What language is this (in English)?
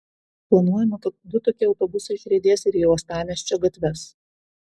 Lithuanian